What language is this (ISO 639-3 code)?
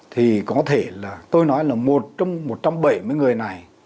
vie